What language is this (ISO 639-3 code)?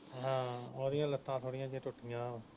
pan